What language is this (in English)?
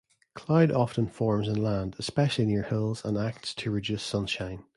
English